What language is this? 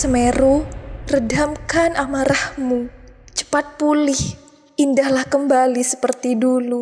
Indonesian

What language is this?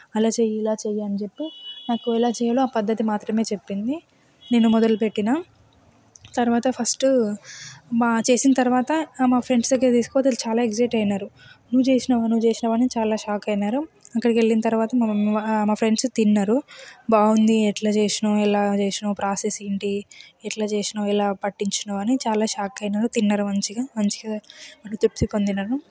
Telugu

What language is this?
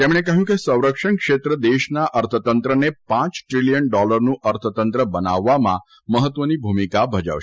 Gujarati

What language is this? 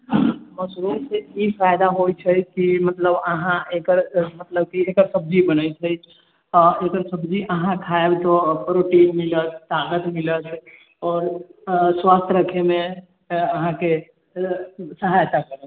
Maithili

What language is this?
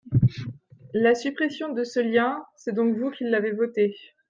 French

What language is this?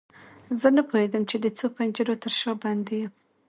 Pashto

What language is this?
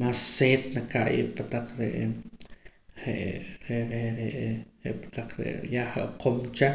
Poqomam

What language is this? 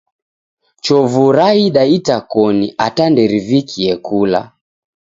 Taita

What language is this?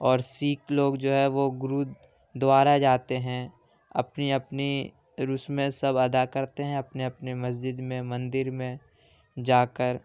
Urdu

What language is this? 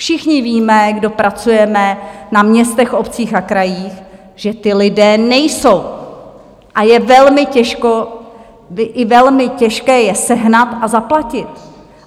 Czech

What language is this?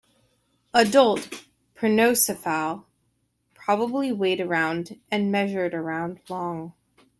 English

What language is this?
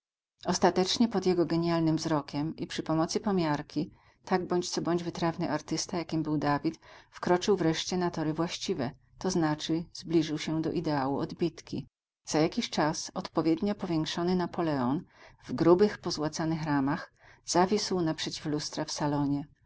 Polish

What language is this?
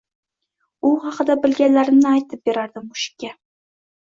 Uzbek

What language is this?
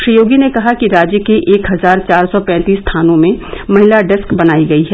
Hindi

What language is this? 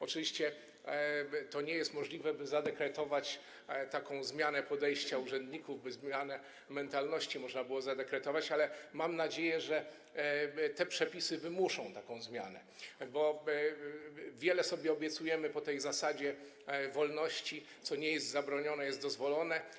Polish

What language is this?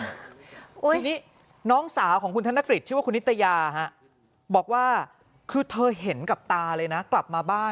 Thai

